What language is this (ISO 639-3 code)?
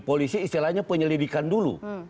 ind